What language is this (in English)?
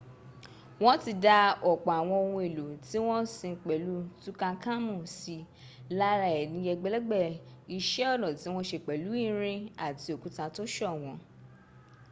Yoruba